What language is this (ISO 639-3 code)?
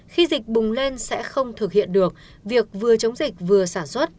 vie